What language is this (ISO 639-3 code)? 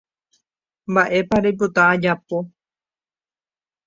grn